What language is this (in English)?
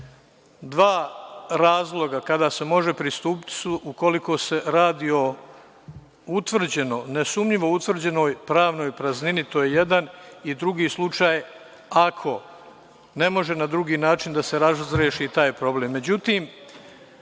Serbian